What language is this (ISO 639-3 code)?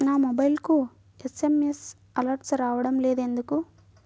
tel